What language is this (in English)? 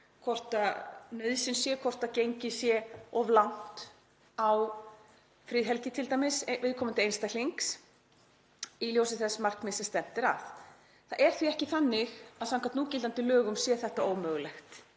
Icelandic